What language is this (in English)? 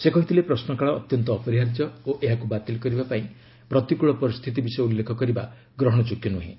Odia